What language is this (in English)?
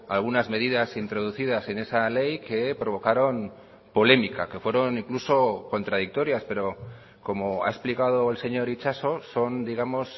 Spanish